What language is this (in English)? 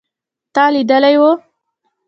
Pashto